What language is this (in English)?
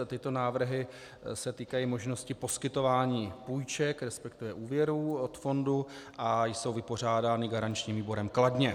Czech